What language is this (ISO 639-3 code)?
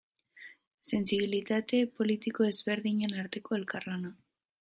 eus